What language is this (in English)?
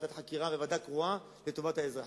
Hebrew